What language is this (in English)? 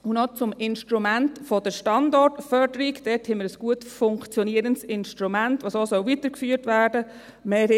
Swiss German